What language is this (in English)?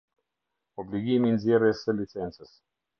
Albanian